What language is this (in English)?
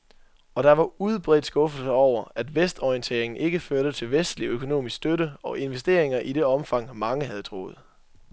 Danish